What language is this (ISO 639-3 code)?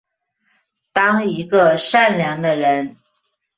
zho